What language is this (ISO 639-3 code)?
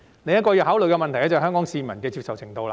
yue